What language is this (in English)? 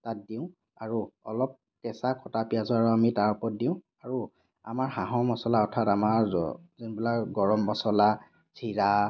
Assamese